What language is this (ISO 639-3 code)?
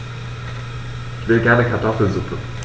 deu